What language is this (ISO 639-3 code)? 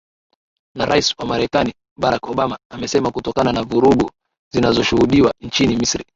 swa